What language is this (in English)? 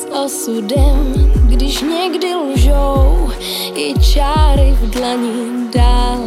Slovak